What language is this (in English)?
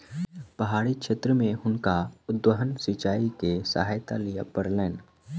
Maithili